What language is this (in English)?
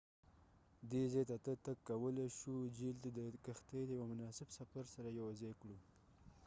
Pashto